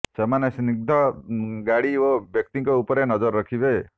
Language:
Odia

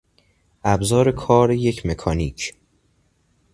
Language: Persian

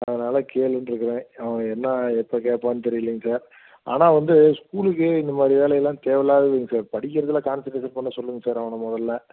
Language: Tamil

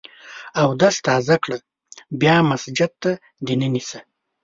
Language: Pashto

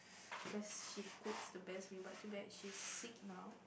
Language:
English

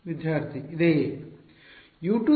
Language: Kannada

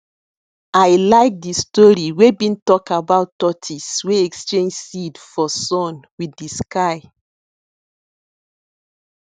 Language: Nigerian Pidgin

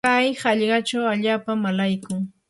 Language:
Yanahuanca Pasco Quechua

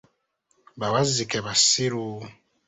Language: Ganda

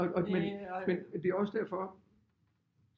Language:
Danish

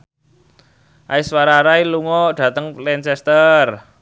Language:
Javanese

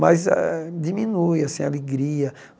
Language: Portuguese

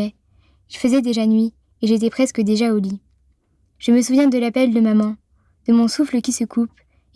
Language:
French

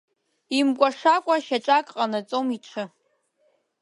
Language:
Abkhazian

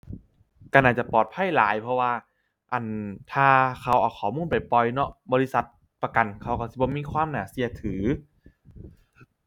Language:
Thai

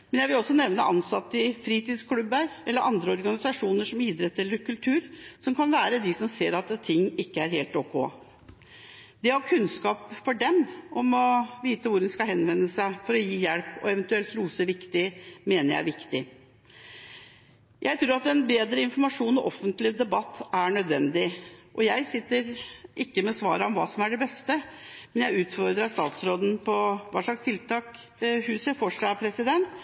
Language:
Norwegian Bokmål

